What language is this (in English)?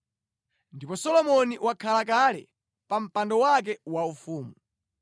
Nyanja